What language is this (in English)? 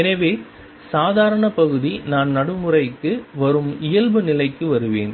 Tamil